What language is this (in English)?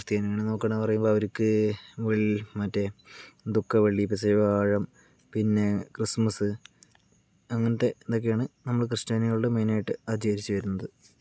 Malayalam